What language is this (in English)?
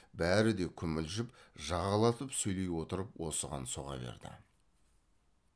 Kazakh